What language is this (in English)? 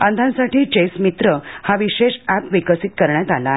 Marathi